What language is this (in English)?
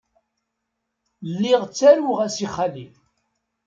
Kabyle